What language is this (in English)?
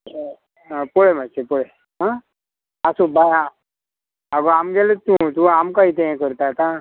Konkani